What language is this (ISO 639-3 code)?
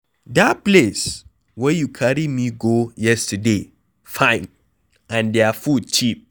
pcm